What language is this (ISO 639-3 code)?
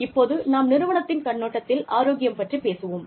tam